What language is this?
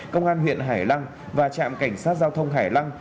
Vietnamese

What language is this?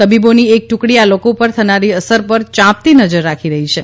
Gujarati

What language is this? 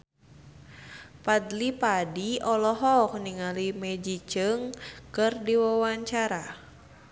Sundanese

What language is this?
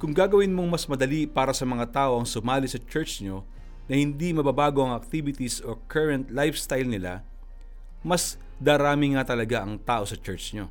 Filipino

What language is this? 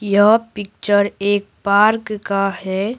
Hindi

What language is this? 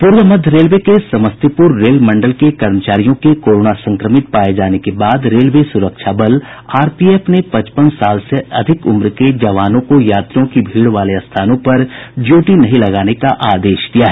Hindi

